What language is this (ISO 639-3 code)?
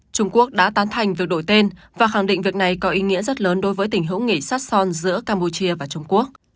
vie